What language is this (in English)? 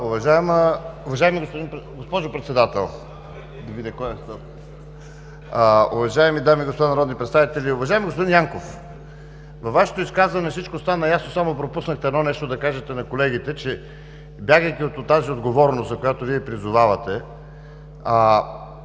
Bulgarian